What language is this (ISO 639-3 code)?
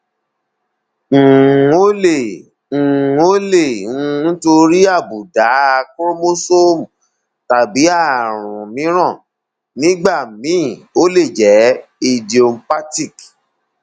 yor